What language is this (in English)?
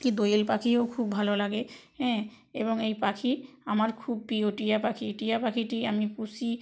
Bangla